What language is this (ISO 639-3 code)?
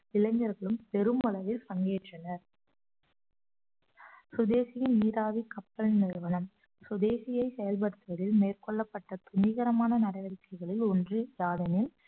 tam